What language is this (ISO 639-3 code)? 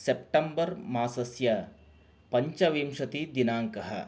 san